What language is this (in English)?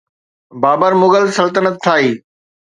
Sindhi